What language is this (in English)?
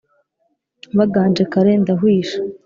Kinyarwanda